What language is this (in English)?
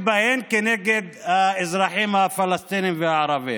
Hebrew